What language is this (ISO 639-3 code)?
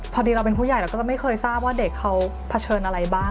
tha